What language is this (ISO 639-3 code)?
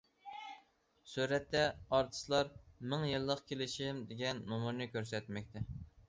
uig